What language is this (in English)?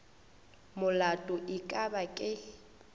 Northern Sotho